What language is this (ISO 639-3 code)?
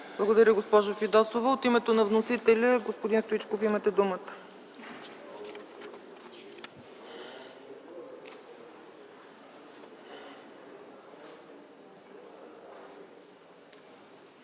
bul